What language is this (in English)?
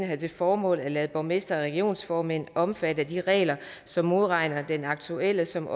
Danish